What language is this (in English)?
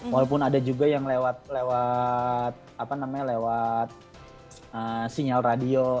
Indonesian